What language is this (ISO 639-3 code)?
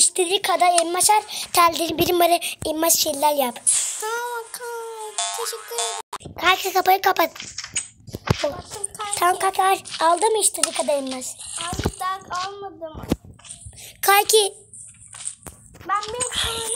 tur